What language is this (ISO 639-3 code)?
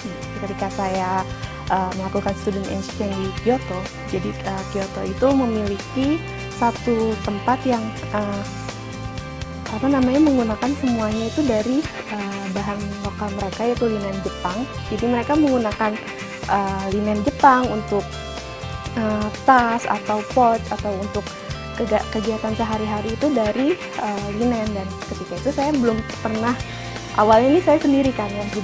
ind